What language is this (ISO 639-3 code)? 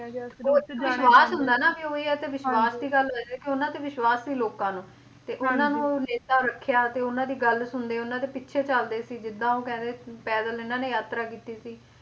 pan